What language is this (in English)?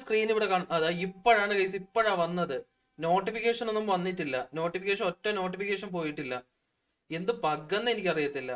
Hindi